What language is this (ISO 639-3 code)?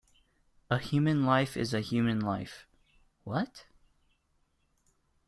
eng